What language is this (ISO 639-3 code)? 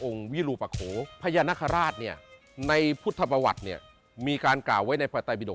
tha